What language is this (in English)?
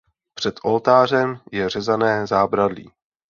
Czech